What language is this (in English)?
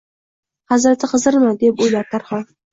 Uzbek